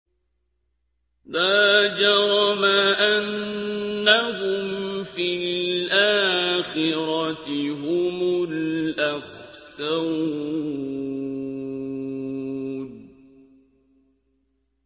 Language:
Arabic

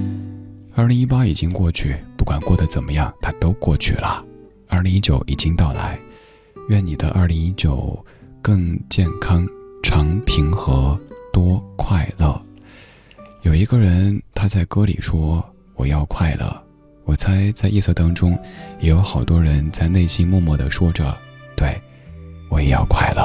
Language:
Chinese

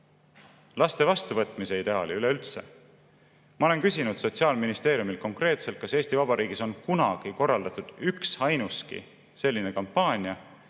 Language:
Estonian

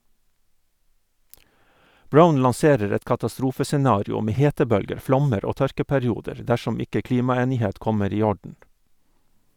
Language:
Norwegian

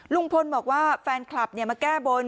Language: Thai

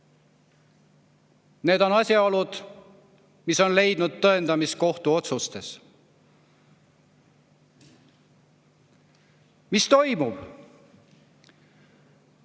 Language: Estonian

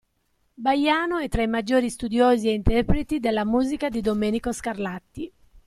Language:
Italian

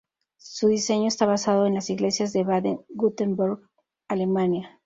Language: Spanish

